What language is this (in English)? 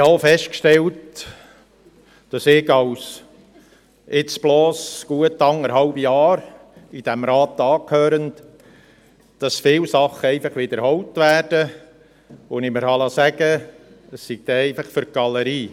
Swiss German